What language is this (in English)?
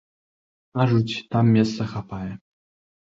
Belarusian